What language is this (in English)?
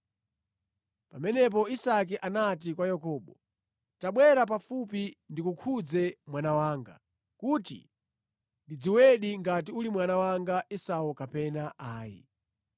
Nyanja